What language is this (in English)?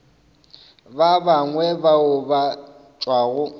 Northern Sotho